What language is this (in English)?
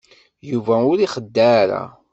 Kabyle